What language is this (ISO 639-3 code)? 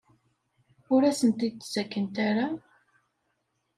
kab